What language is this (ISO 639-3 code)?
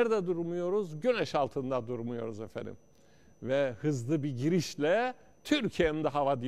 tur